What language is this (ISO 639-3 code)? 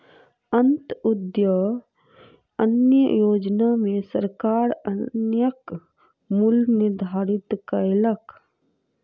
mai